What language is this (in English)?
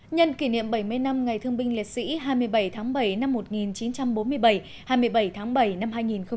Vietnamese